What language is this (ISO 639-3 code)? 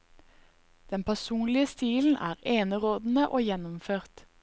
nor